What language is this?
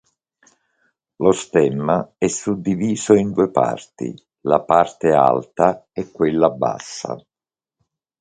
Italian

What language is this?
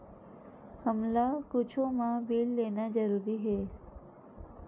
Chhattisgarhi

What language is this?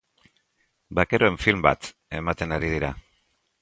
Basque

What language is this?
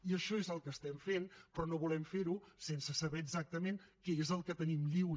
Catalan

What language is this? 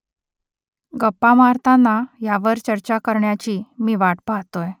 Marathi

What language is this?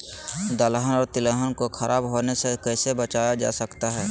Magahi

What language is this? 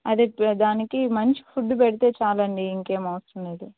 Telugu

